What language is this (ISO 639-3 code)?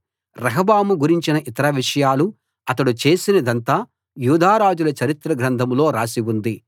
tel